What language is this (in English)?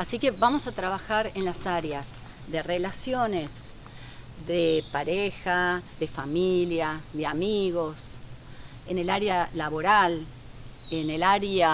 Spanish